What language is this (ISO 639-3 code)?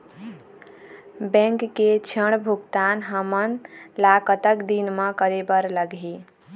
hne